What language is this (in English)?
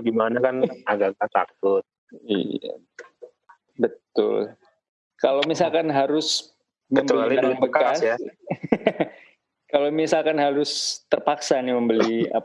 Indonesian